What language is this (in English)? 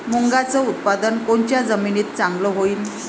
Marathi